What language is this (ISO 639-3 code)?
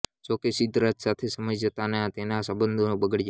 guj